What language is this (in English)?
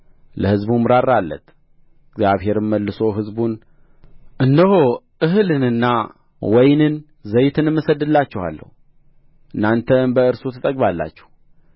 Amharic